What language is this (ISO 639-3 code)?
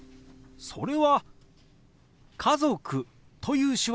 jpn